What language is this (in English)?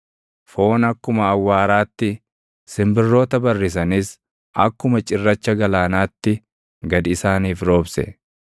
Oromo